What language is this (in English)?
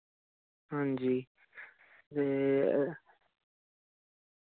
Dogri